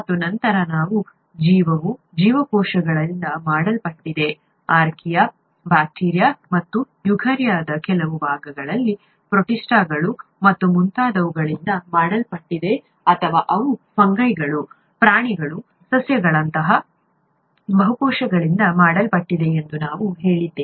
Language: Kannada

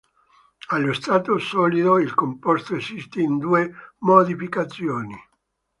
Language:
Italian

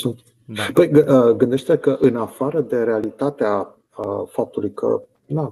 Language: Romanian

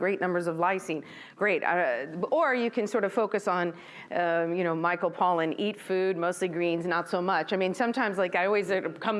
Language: English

